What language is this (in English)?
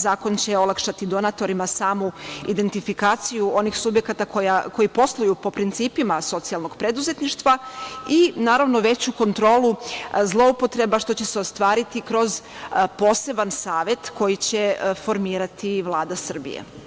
Serbian